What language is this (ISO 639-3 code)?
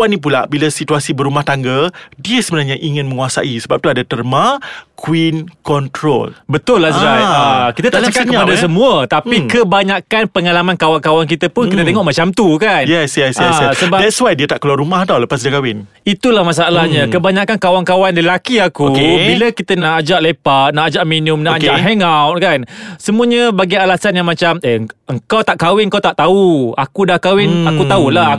msa